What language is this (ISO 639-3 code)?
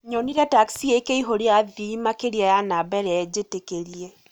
kik